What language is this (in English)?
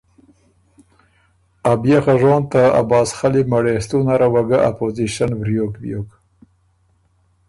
Ormuri